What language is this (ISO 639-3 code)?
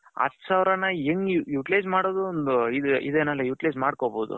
kan